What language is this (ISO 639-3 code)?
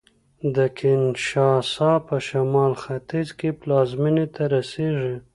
pus